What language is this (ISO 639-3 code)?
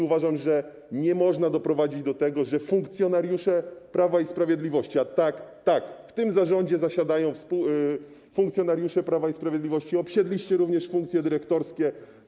pol